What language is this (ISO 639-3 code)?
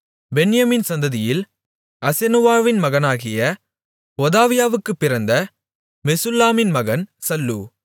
tam